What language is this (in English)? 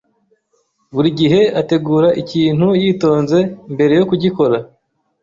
Kinyarwanda